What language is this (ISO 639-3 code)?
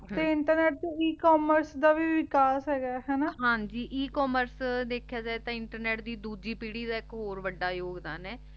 pan